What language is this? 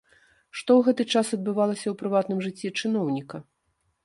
Belarusian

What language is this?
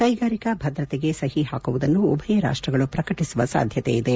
Kannada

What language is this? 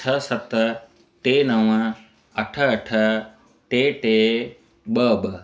Sindhi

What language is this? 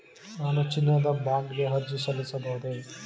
Kannada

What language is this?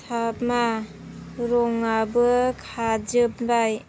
Bodo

